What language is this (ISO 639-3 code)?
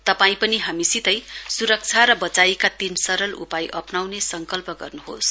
nep